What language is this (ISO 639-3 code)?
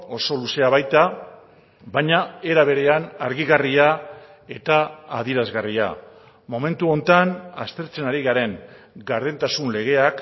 eus